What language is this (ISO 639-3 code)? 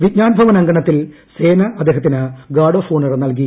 mal